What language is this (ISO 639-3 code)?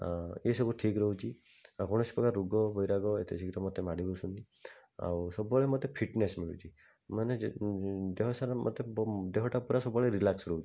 ori